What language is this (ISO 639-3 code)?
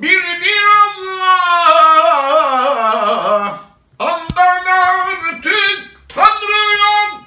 tur